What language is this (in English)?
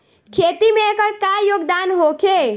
Bhojpuri